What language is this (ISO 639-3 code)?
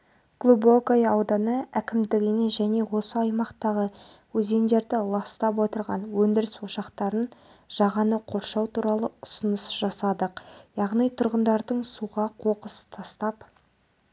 kaz